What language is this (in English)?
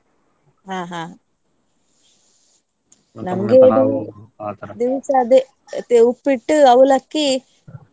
Kannada